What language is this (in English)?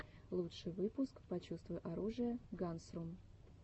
Russian